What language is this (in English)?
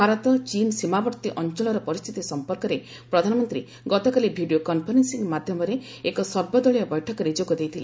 Odia